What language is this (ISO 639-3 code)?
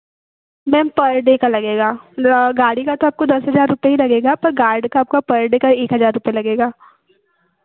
hin